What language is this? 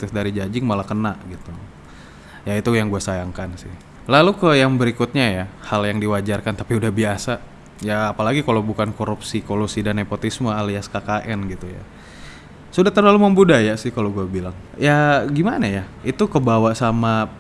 Indonesian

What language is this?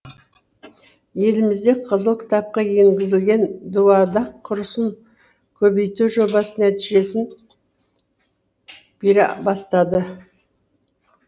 Kazakh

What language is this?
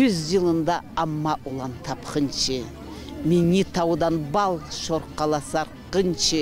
Turkish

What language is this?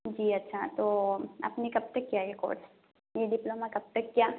Urdu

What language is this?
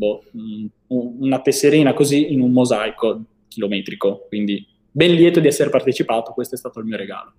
Italian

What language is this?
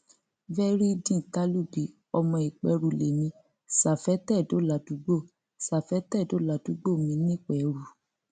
Yoruba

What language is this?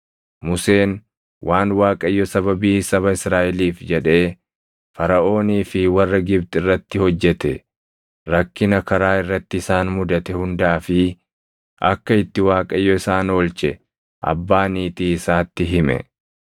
Oromo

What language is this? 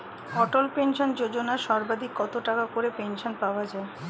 Bangla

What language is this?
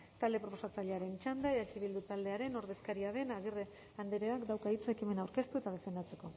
Basque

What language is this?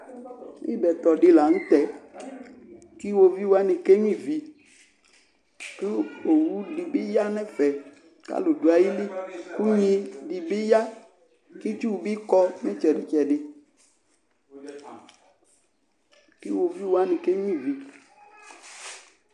Ikposo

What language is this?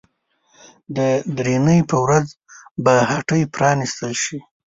Pashto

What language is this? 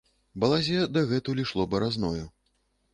Belarusian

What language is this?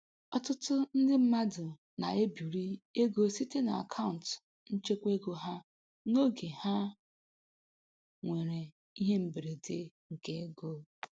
Igbo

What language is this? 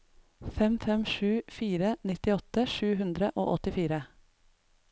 Norwegian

